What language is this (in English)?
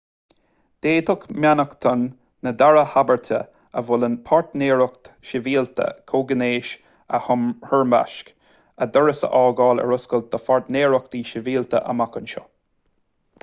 Irish